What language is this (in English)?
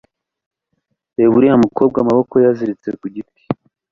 Kinyarwanda